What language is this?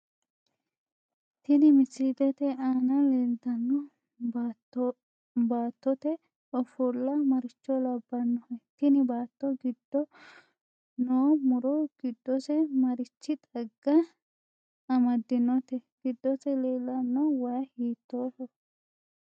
Sidamo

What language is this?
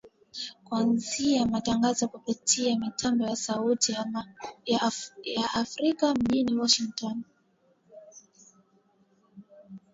Swahili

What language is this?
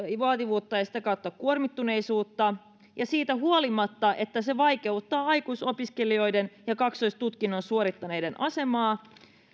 Finnish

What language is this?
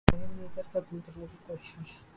Urdu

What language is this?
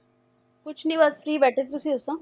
Punjabi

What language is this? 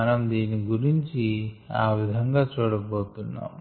Telugu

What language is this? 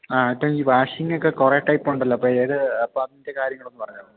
Malayalam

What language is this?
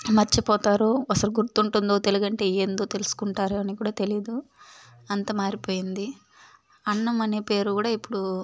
Telugu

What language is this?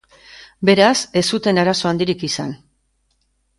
Basque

